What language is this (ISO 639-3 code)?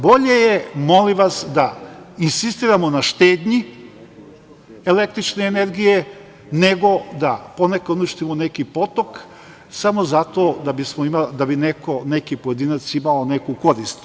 srp